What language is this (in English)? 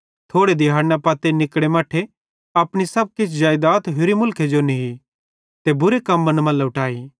Bhadrawahi